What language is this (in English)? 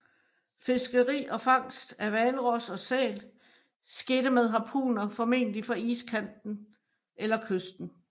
Danish